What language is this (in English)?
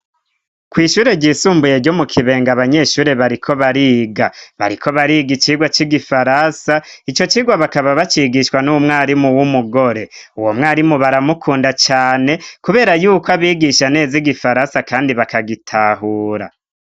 Rundi